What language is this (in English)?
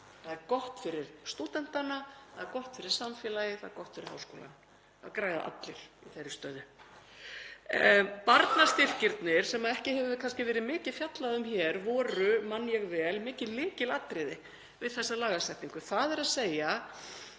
Icelandic